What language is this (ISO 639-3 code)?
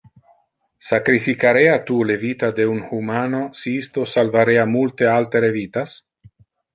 ina